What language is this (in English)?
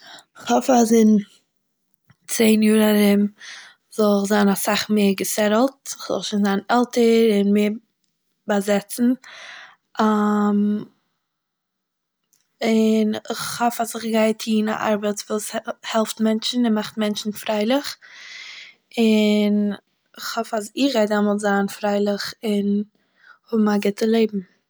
Yiddish